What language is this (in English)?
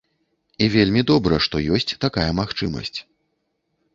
Belarusian